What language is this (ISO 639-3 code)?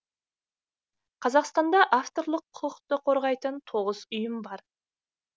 kaz